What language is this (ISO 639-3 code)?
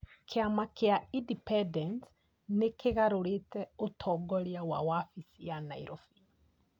kik